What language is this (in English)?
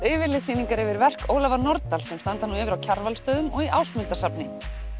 Icelandic